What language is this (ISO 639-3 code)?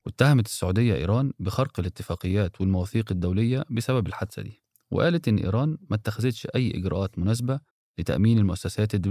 ara